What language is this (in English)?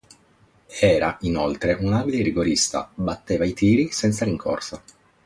Italian